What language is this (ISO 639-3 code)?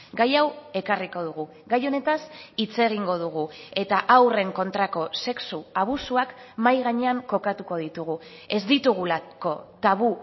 eus